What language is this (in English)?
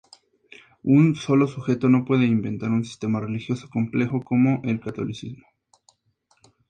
Spanish